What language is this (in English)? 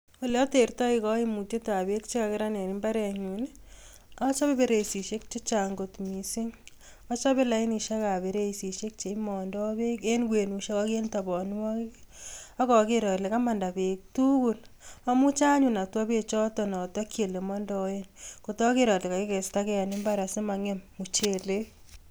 Kalenjin